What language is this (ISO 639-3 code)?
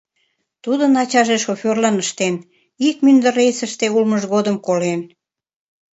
chm